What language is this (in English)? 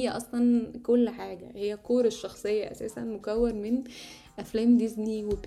Arabic